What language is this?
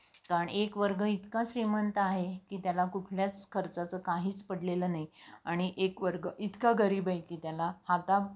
Marathi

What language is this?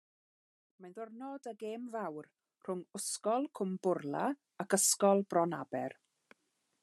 Welsh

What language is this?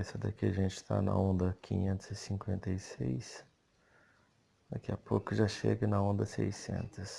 Portuguese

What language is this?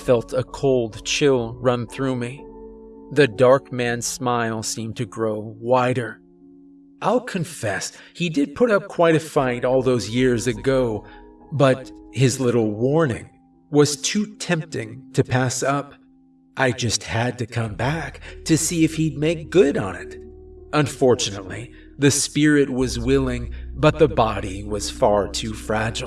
English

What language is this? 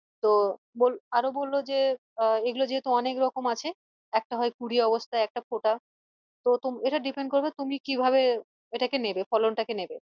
Bangla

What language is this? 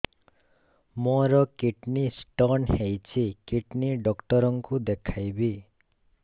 Odia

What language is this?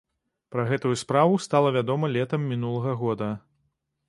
Belarusian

